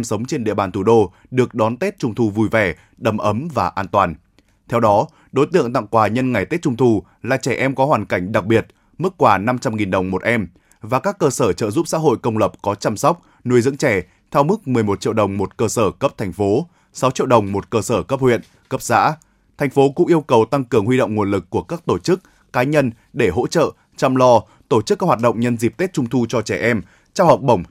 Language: Vietnamese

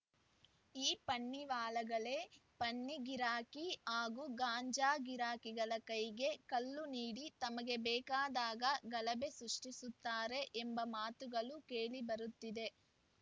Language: Kannada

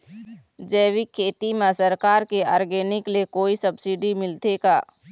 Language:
Chhattisgarhi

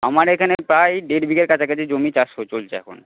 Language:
Bangla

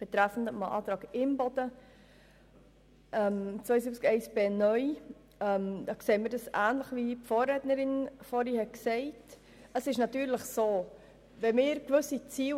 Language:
Swiss German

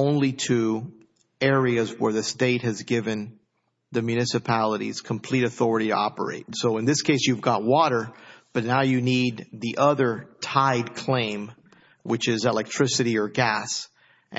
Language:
English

